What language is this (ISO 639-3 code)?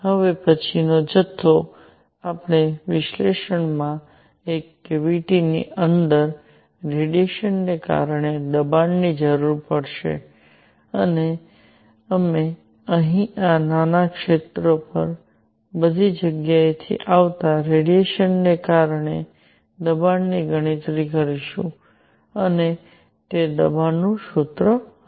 guj